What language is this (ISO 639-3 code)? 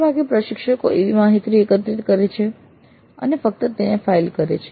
guj